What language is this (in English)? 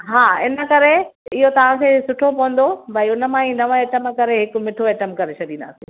Sindhi